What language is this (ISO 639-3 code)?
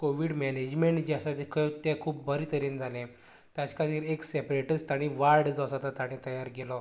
kok